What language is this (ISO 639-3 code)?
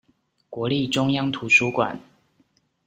zho